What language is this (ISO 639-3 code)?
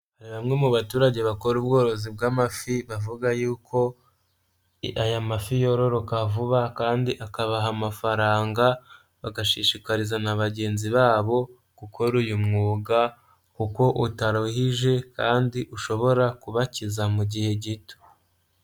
kin